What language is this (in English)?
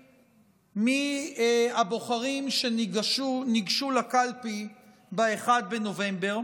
Hebrew